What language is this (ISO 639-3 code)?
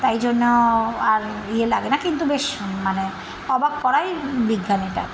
ben